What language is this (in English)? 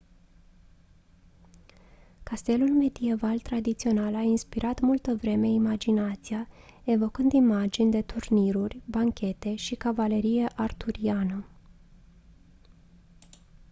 Romanian